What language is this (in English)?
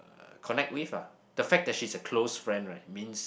English